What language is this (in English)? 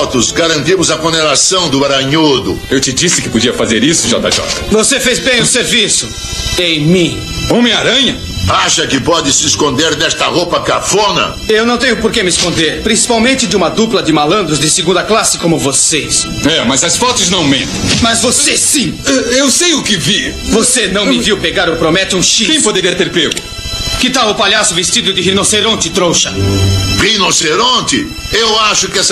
Portuguese